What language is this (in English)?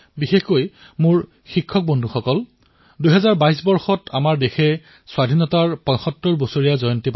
Assamese